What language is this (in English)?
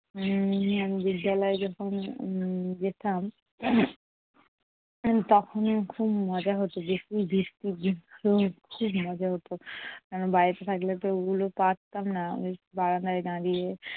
Bangla